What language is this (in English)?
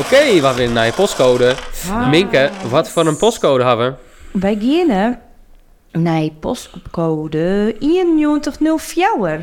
Dutch